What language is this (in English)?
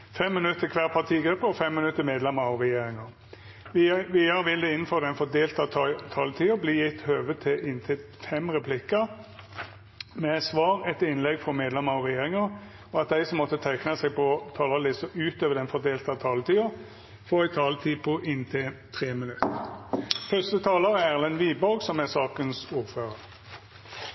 Norwegian Nynorsk